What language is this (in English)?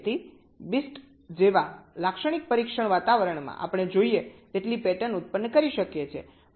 Gujarati